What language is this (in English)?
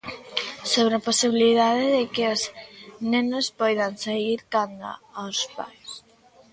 Galician